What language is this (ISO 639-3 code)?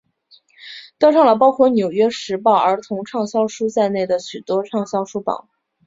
zho